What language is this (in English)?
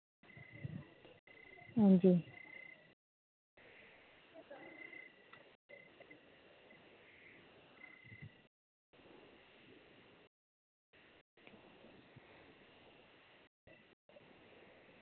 Dogri